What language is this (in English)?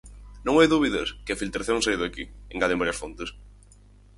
Galician